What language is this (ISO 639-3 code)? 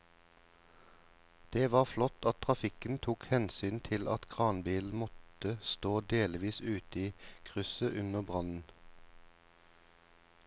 nor